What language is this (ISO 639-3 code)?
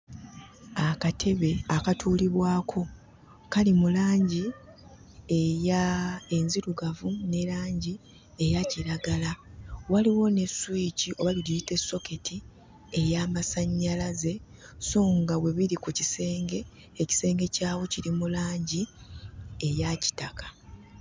lug